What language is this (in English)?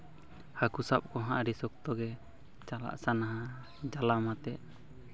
Santali